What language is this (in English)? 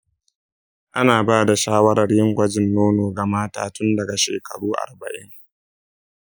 Hausa